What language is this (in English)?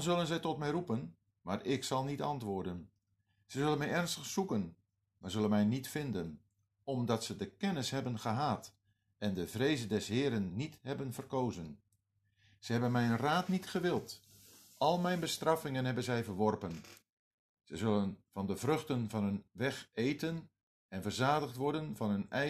Dutch